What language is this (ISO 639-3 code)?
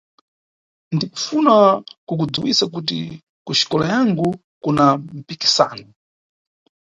nyu